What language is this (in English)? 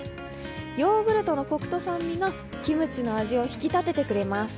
Japanese